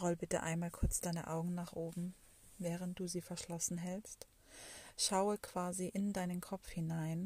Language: German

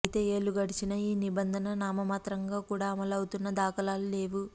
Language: Telugu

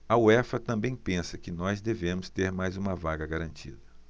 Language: Portuguese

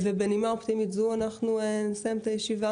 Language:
Hebrew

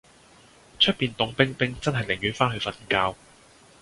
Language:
Cantonese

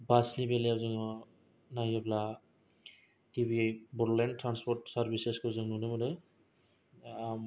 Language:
Bodo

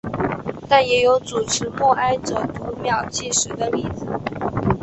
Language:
Chinese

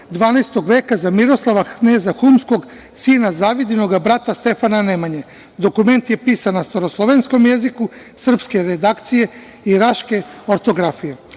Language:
Serbian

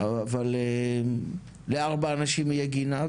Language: Hebrew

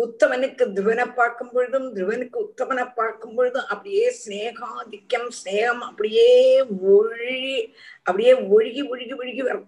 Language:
Tamil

